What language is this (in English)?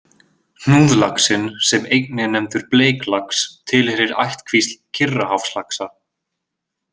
Icelandic